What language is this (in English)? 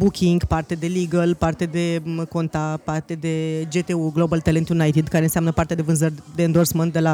Romanian